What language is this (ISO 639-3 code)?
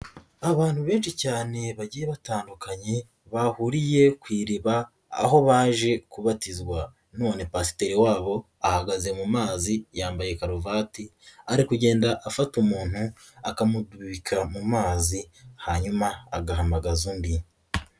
kin